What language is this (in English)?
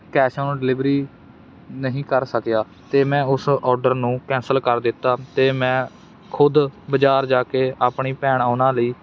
Punjabi